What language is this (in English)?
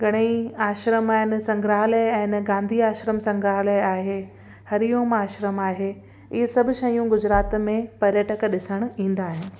Sindhi